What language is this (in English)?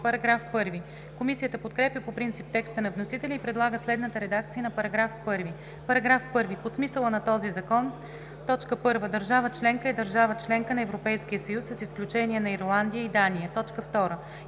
Bulgarian